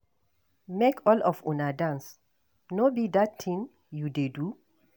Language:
Nigerian Pidgin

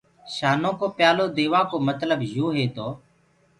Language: Gurgula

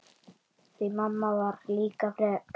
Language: Icelandic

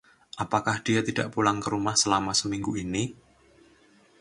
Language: Indonesian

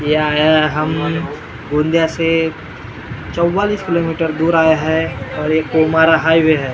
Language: Hindi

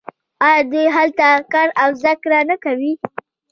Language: Pashto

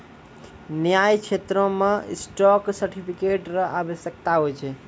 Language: Maithili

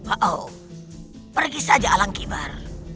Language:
Indonesian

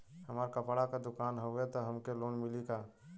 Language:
Bhojpuri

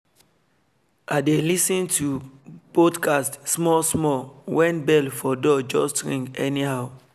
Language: Nigerian Pidgin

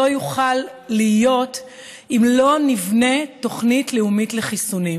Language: Hebrew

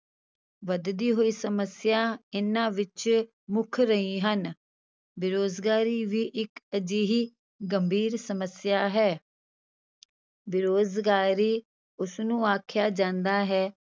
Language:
Punjabi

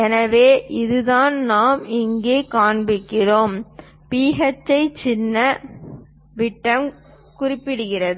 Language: Tamil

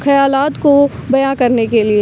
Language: Urdu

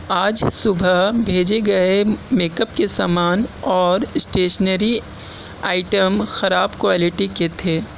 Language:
Urdu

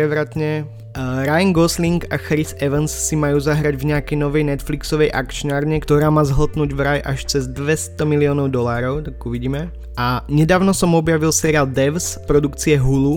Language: Slovak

